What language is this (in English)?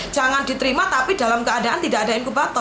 Indonesian